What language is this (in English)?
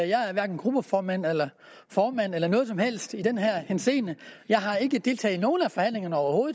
Danish